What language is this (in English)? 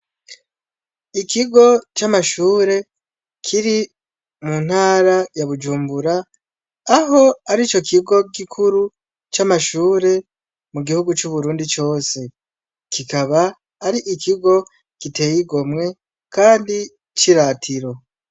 Rundi